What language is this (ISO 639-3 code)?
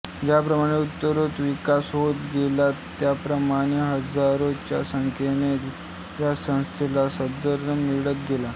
mar